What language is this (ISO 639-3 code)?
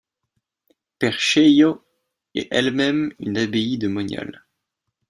fra